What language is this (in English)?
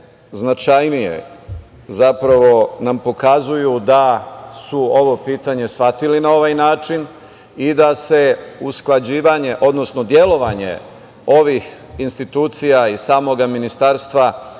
Serbian